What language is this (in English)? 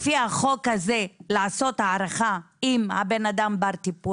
Hebrew